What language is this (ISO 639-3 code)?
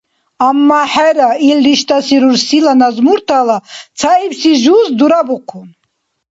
dar